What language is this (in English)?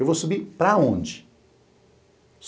Portuguese